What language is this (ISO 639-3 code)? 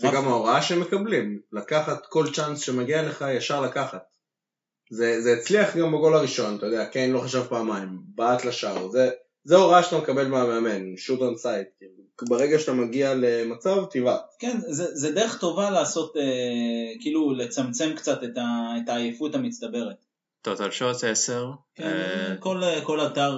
heb